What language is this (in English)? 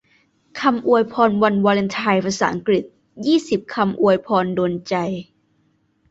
Thai